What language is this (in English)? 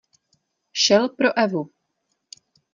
Czech